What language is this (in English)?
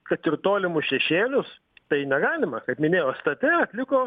Lithuanian